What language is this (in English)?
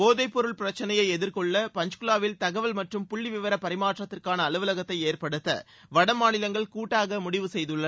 Tamil